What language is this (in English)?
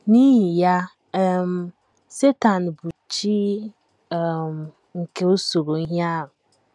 Igbo